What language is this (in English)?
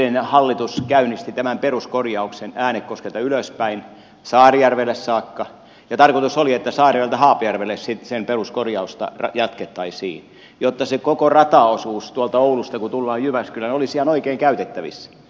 Finnish